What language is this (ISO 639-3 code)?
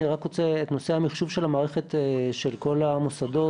heb